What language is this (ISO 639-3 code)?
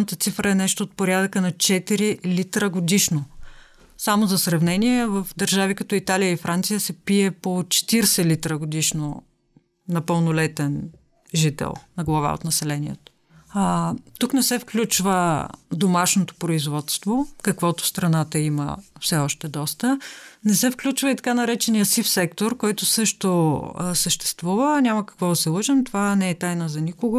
bul